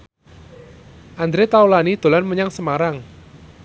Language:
Javanese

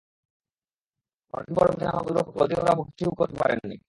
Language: Bangla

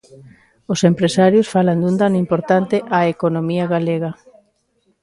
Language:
Galician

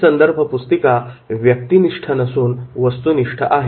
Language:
Marathi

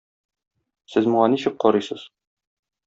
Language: Tatar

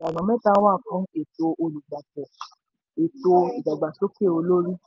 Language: Yoruba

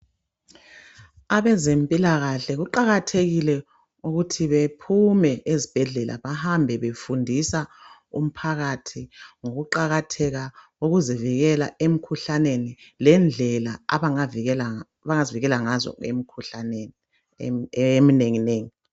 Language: North Ndebele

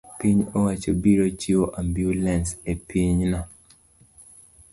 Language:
Luo (Kenya and Tanzania)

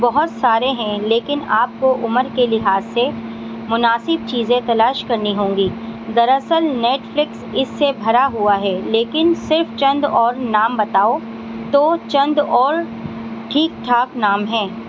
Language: Urdu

